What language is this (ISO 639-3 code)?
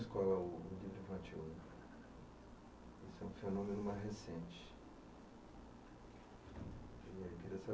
por